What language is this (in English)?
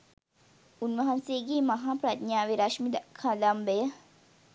Sinhala